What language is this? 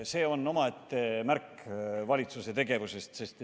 Estonian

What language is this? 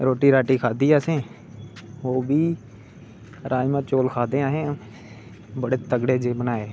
Dogri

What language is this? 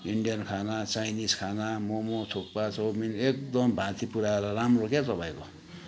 Nepali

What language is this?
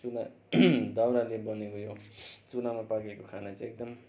Nepali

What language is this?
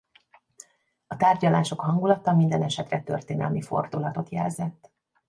Hungarian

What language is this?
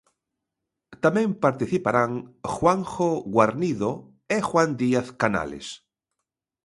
Galician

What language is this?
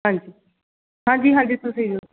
Punjabi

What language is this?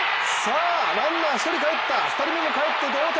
Japanese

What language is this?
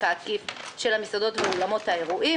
Hebrew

